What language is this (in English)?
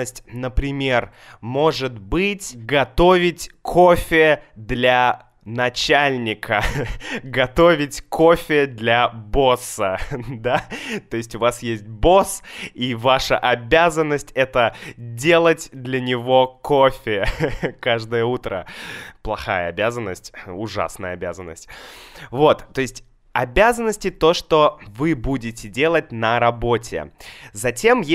Russian